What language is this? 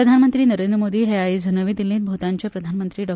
Konkani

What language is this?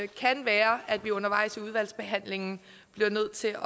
Danish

